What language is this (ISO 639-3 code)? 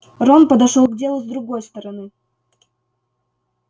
rus